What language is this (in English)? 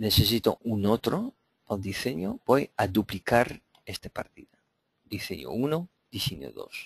Spanish